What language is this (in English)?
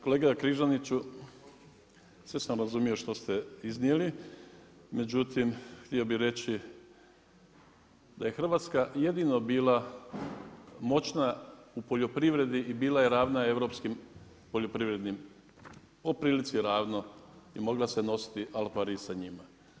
Croatian